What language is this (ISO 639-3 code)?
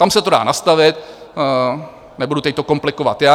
ces